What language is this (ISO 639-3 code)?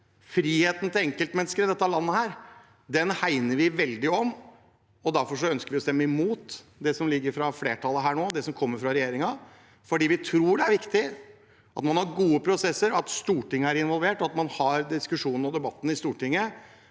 nor